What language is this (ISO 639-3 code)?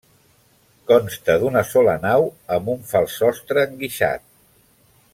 cat